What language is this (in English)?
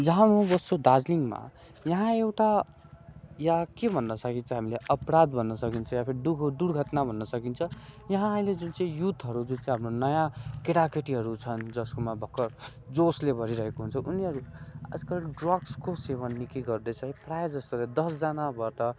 Nepali